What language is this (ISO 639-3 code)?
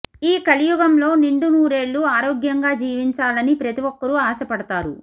tel